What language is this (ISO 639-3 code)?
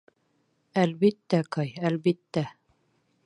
bak